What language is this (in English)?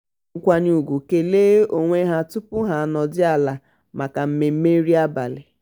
Igbo